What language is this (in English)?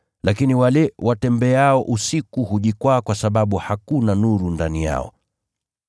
Swahili